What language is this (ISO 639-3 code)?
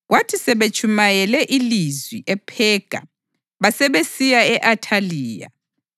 nde